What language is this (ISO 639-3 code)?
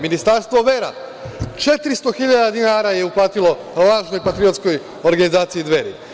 srp